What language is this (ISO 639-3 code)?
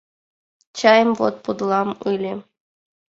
chm